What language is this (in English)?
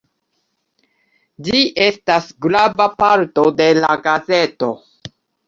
Esperanto